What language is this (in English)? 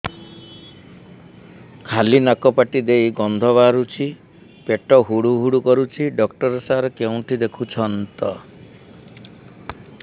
Odia